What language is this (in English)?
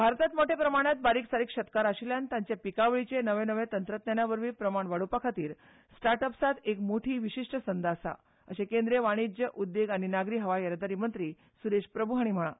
Konkani